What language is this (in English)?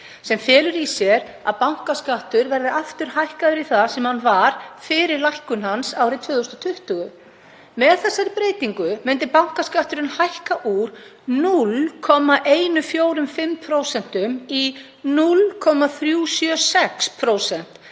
Icelandic